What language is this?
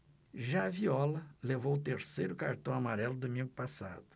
Portuguese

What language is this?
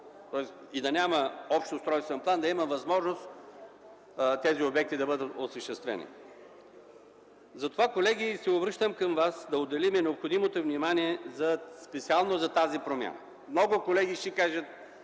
Bulgarian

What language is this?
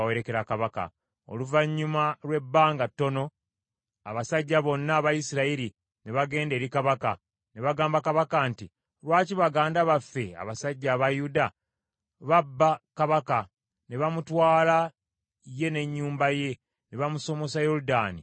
Ganda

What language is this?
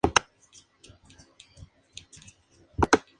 Spanish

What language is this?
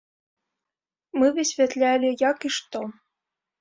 Belarusian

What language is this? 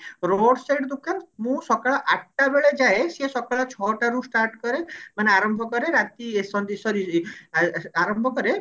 Odia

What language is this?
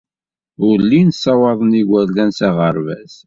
Kabyle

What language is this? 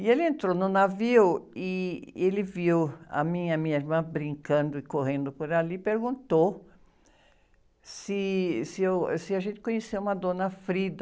Portuguese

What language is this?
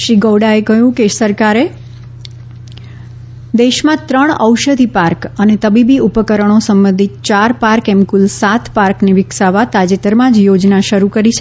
Gujarati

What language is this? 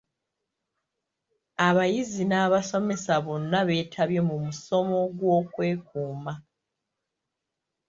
Ganda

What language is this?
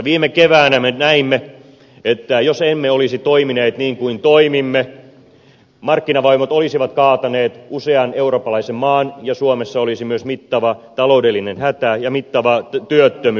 Finnish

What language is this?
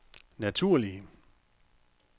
Danish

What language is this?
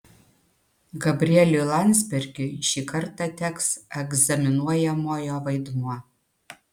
Lithuanian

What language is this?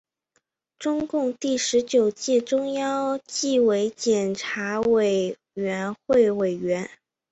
Chinese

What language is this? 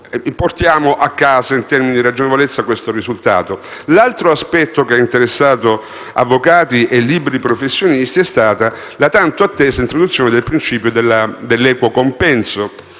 Italian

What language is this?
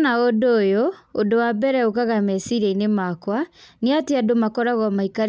Kikuyu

